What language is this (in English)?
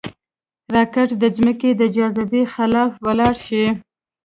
Pashto